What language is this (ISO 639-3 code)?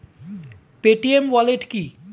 ben